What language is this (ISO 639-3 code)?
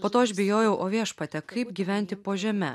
lit